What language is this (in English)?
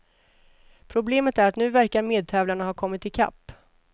Swedish